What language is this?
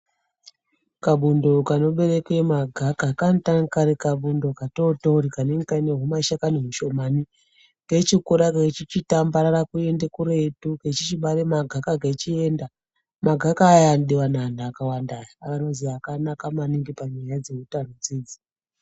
Ndau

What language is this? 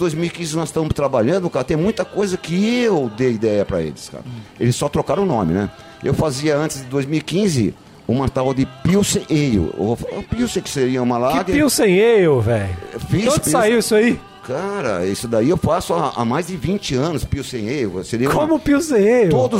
Portuguese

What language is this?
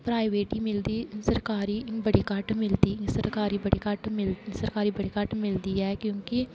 Dogri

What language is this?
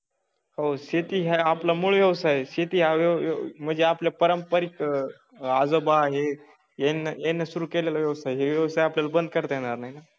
Marathi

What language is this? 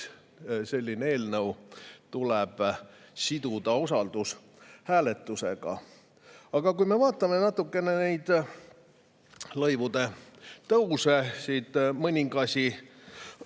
Estonian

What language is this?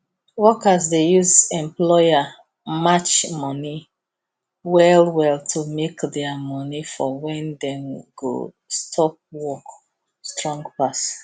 Nigerian Pidgin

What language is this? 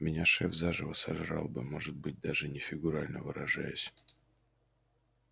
Russian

